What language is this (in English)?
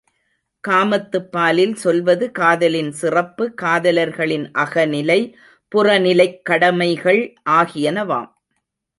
Tamil